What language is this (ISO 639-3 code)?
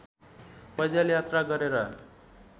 nep